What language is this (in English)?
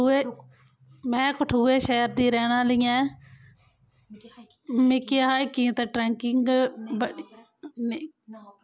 Dogri